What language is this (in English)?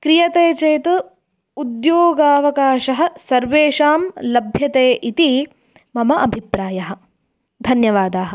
Sanskrit